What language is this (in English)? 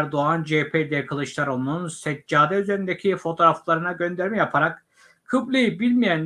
Turkish